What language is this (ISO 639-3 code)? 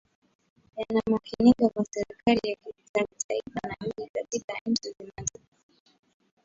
swa